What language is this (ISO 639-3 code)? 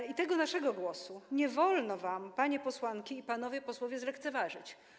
pol